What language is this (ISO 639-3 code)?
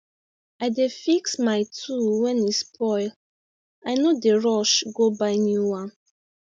pcm